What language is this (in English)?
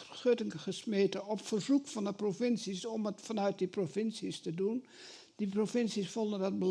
Dutch